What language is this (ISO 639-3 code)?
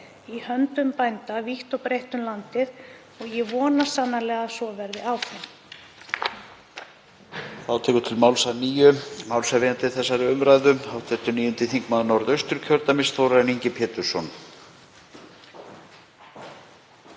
isl